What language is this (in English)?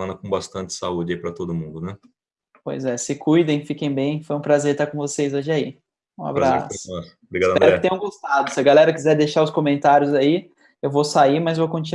Portuguese